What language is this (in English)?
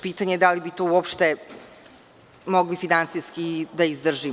Serbian